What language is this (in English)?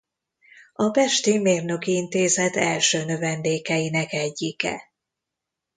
Hungarian